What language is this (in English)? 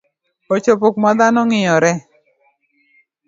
Luo (Kenya and Tanzania)